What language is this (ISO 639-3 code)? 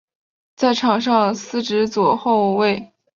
zho